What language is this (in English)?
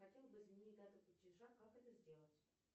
Russian